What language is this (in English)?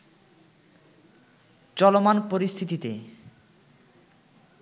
Bangla